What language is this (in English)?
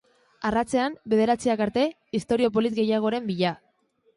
Basque